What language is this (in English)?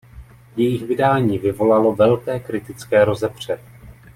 Czech